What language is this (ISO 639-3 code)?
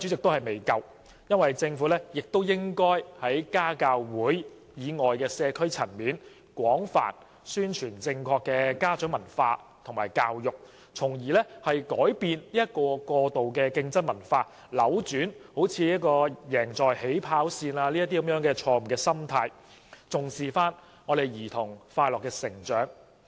yue